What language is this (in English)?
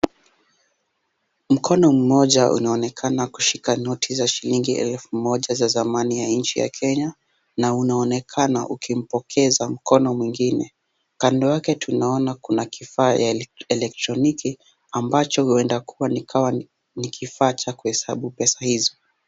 Swahili